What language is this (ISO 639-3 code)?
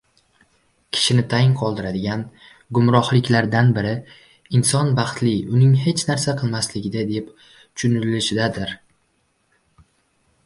uzb